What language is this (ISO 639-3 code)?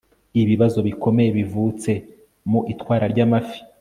kin